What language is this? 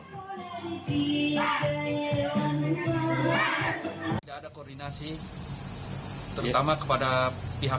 Indonesian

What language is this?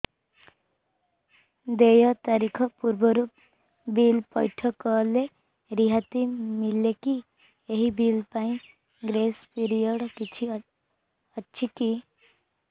Odia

